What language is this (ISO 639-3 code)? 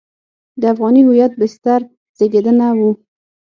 pus